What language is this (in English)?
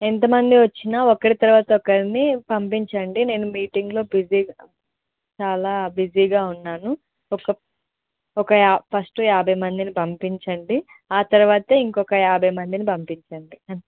Telugu